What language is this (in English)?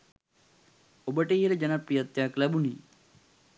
Sinhala